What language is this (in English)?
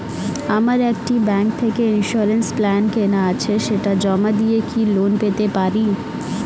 Bangla